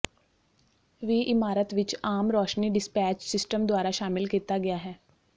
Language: Punjabi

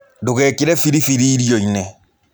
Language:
Kikuyu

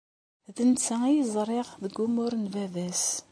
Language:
Kabyle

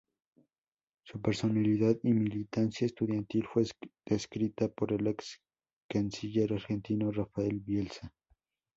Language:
Spanish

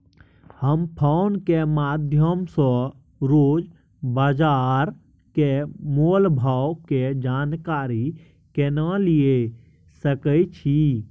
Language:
Maithili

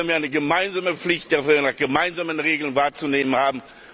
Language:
German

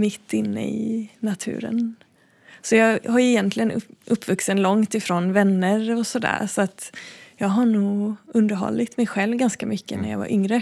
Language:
Swedish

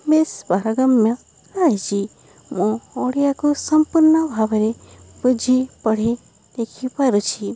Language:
Odia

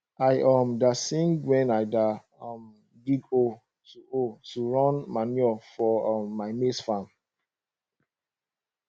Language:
Nigerian Pidgin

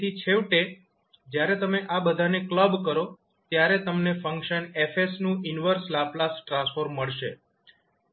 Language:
Gujarati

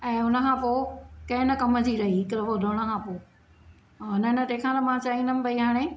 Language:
Sindhi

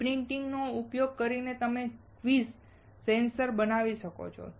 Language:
Gujarati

